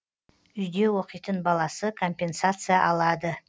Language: Kazakh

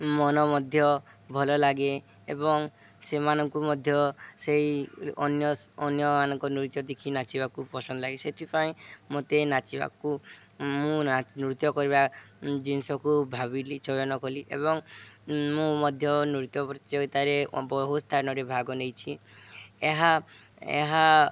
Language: Odia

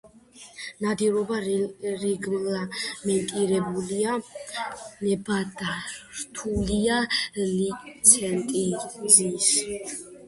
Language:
Georgian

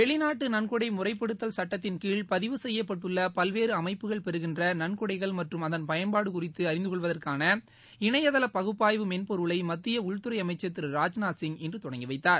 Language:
Tamil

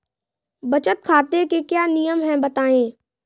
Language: Hindi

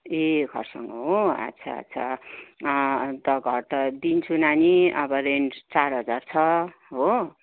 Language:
Nepali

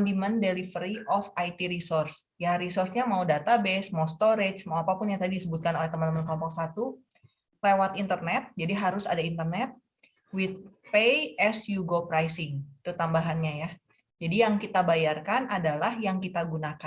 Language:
Indonesian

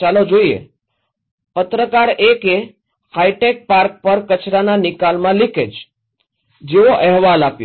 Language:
Gujarati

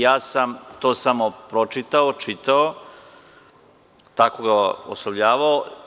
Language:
Serbian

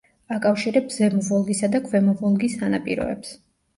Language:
Georgian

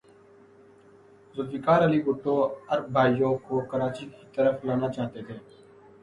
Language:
Urdu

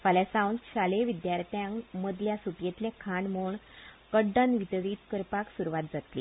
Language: Konkani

